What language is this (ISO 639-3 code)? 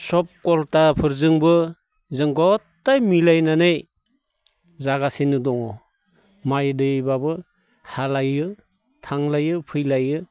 brx